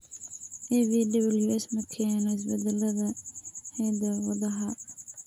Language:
Somali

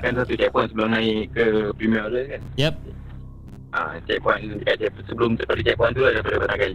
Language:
Malay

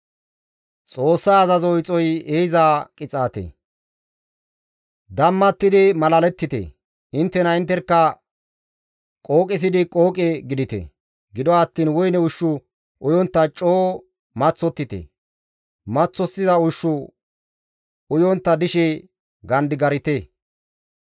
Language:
Gamo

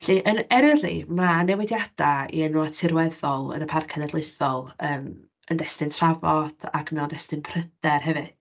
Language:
Welsh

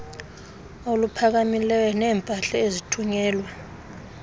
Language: Xhosa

